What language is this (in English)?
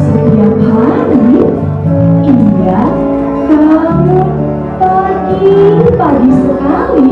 Indonesian